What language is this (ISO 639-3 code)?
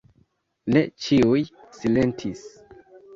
epo